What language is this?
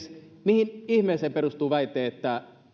Finnish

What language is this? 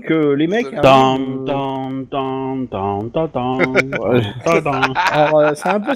French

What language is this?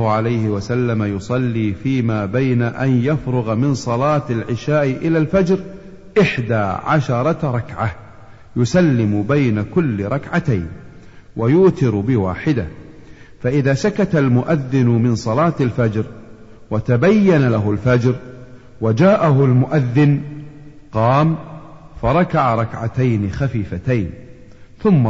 Arabic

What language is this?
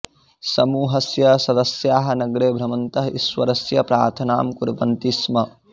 Sanskrit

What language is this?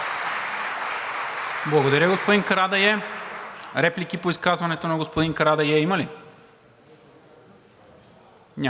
Bulgarian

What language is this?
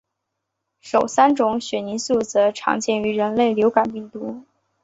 Chinese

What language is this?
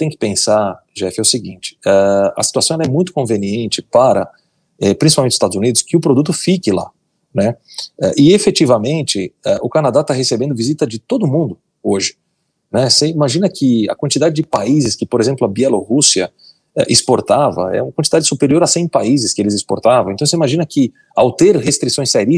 Portuguese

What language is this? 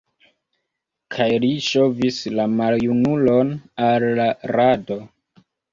Esperanto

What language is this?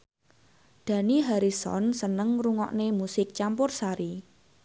Javanese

